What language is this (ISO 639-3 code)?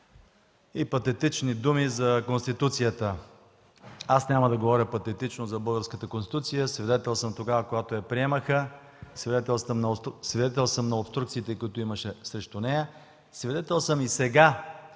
bul